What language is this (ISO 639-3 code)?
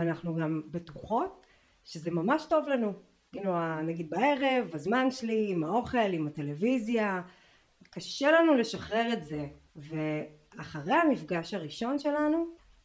heb